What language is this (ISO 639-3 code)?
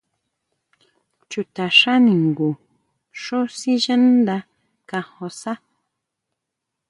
mau